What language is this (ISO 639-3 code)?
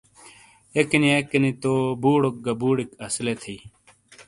scl